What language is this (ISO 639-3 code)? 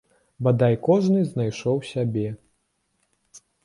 bel